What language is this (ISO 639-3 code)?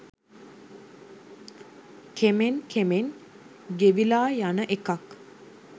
sin